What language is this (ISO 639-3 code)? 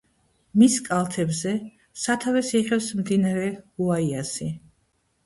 kat